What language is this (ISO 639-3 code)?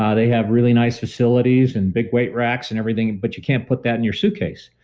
eng